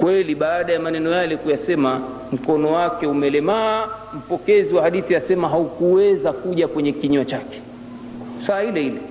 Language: Swahili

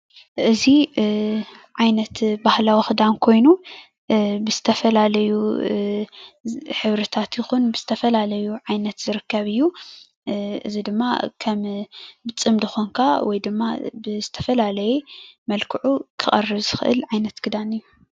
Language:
Tigrinya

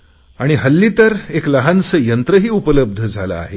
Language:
Marathi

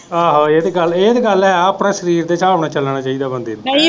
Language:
Punjabi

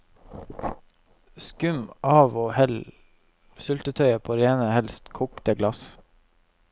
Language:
Norwegian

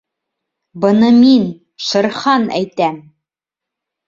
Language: Bashkir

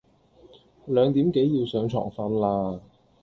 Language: Cantonese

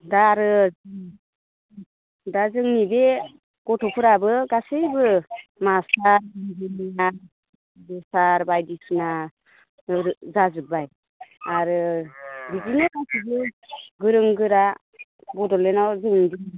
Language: Bodo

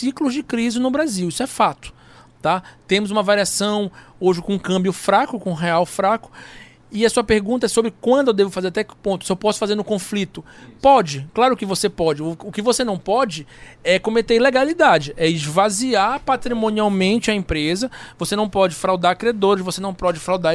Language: Portuguese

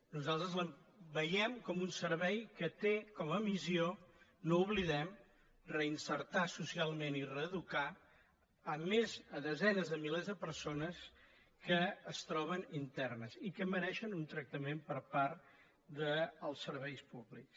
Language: Catalan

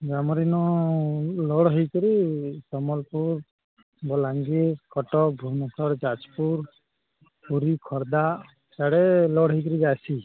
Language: Odia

